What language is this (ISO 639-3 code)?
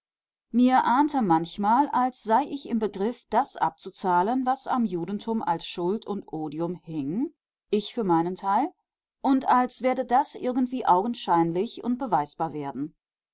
deu